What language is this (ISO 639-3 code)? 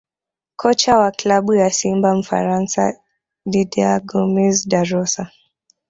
swa